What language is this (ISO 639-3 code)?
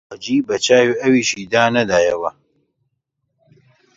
ckb